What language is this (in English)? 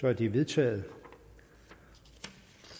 Danish